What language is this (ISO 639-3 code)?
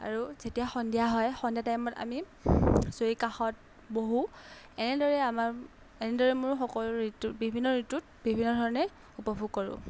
asm